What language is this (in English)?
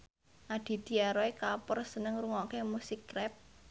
Javanese